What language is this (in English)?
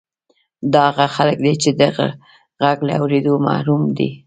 Pashto